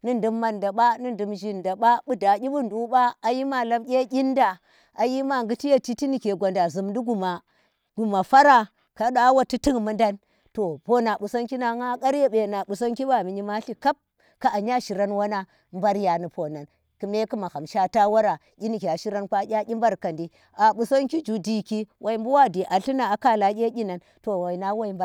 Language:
Tera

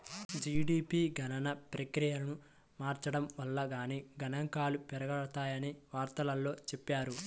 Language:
Telugu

